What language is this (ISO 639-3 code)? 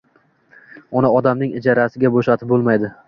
uzb